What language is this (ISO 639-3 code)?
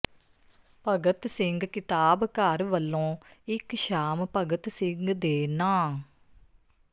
pan